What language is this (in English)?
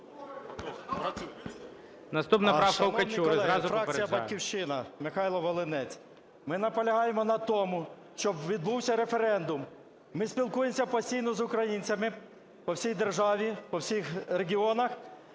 Ukrainian